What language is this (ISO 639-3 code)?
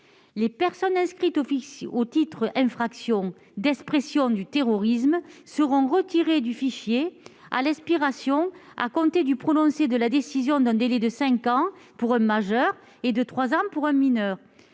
fra